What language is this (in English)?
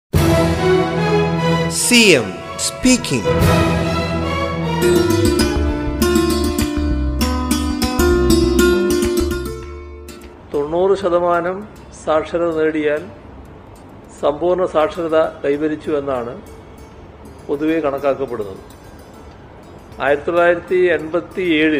Malayalam